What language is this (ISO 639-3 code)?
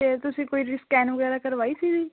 pan